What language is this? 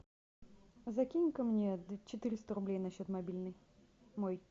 Russian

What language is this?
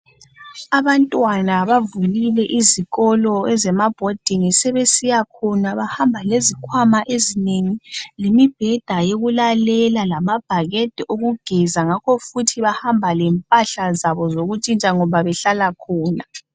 North Ndebele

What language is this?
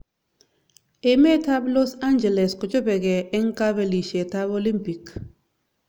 Kalenjin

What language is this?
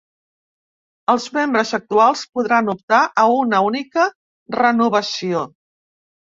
Catalan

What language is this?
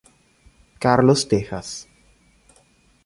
Italian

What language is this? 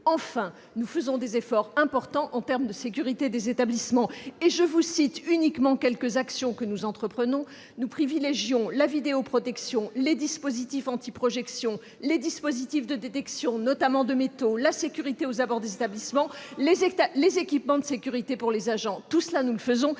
French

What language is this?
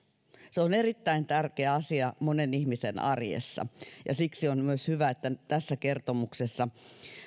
Finnish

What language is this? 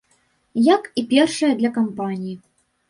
Belarusian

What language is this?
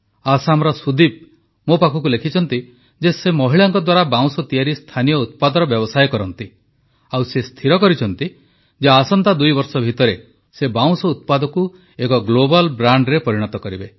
Odia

